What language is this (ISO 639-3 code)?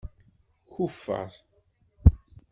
kab